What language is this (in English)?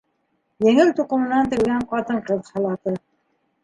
Bashkir